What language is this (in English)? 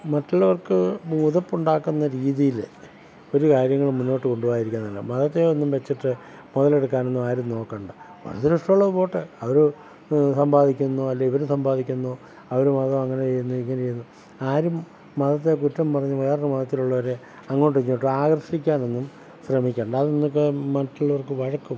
Malayalam